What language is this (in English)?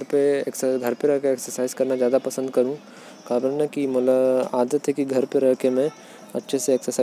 Korwa